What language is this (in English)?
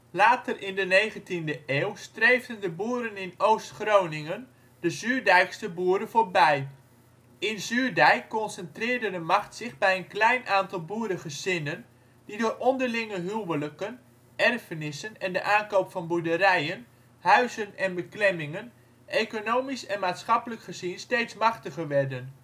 Dutch